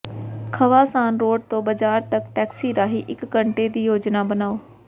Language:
Punjabi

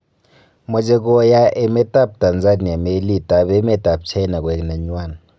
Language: Kalenjin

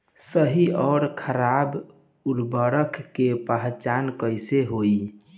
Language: Bhojpuri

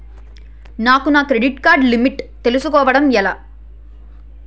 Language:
Telugu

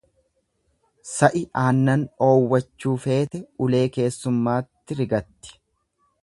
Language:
Oromo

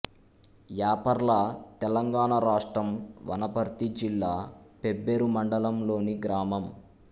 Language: Telugu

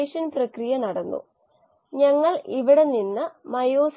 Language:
Malayalam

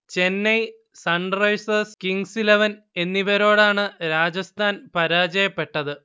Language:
Malayalam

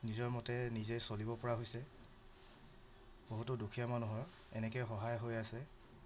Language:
Assamese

